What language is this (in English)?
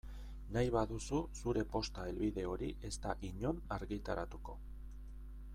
Basque